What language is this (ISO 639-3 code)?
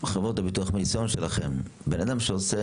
heb